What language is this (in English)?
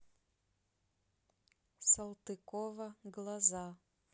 Russian